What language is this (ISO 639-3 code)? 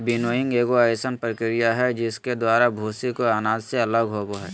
mag